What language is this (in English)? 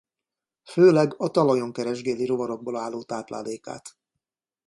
Hungarian